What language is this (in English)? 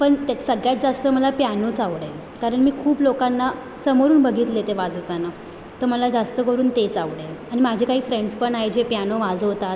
Marathi